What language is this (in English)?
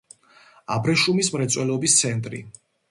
Georgian